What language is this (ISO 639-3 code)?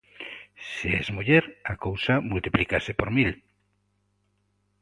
glg